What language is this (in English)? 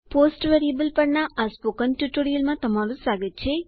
Gujarati